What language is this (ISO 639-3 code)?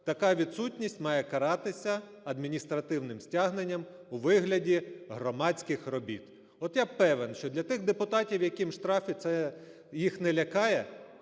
ukr